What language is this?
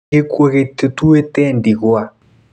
Kikuyu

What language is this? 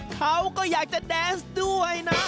Thai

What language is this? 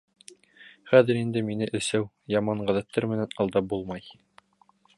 Bashkir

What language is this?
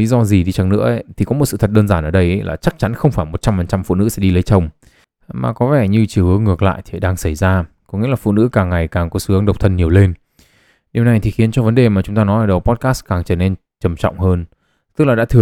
Vietnamese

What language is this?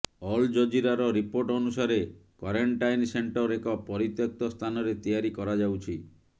Odia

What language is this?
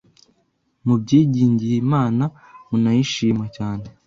Kinyarwanda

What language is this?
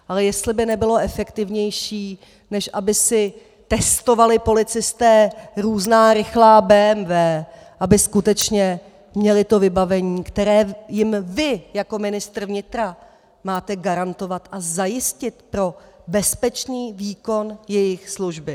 Czech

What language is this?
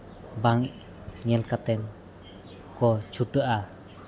Santali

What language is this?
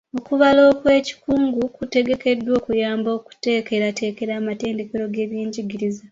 Ganda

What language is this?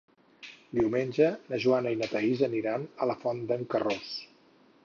Catalan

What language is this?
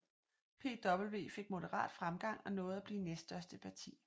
Danish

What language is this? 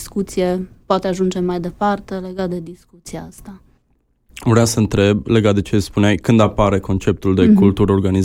Romanian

